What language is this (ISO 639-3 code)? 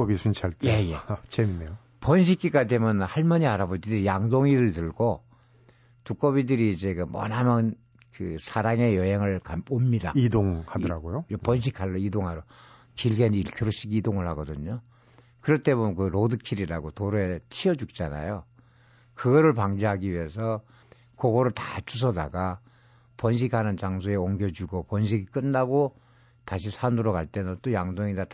kor